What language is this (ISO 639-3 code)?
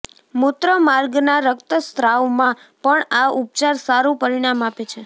guj